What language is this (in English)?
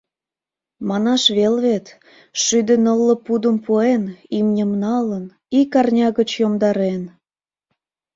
Mari